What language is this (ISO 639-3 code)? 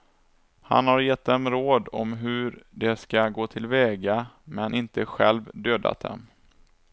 swe